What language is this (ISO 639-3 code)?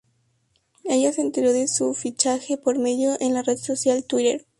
spa